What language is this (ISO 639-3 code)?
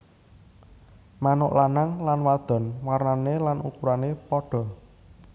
jav